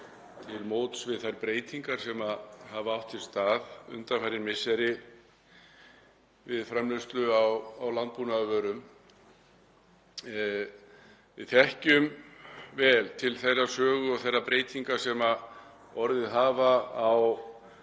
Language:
Icelandic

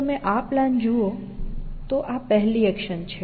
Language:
Gujarati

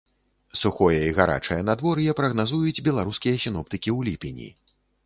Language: Belarusian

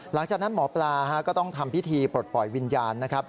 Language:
Thai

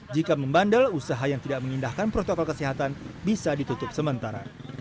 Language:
Indonesian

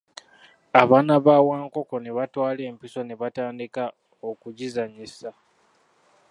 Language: Ganda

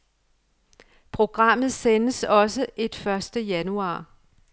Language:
Danish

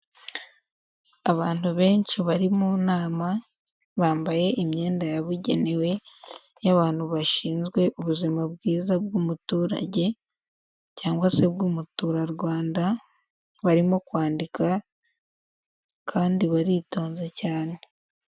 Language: Kinyarwanda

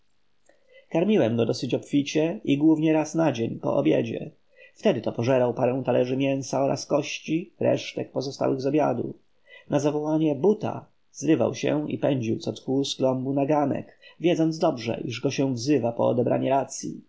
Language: Polish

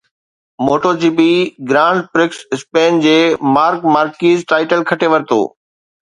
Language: Sindhi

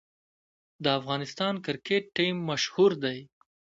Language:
Pashto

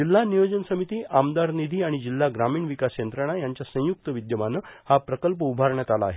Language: Marathi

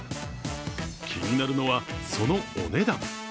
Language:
Japanese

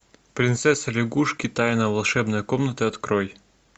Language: Russian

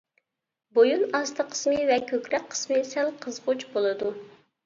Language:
Uyghur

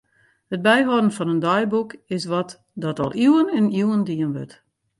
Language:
Western Frisian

